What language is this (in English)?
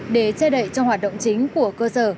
Vietnamese